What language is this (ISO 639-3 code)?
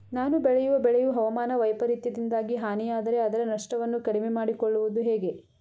kan